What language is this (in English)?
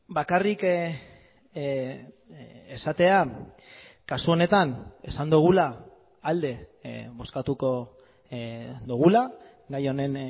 Basque